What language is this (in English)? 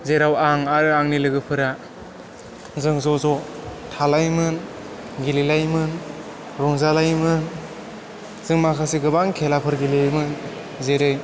Bodo